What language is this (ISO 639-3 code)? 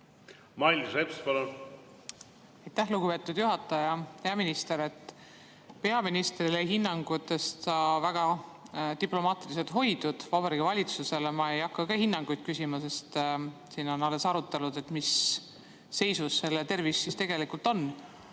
est